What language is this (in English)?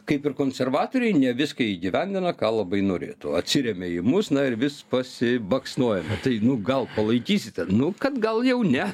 Lithuanian